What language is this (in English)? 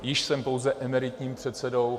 Czech